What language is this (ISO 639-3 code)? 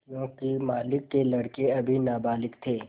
hin